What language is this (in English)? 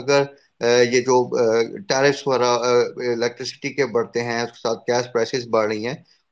Urdu